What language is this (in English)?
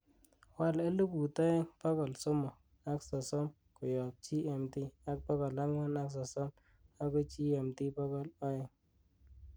Kalenjin